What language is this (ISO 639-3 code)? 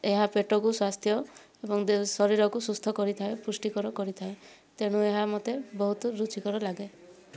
ori